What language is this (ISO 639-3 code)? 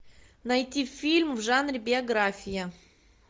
rus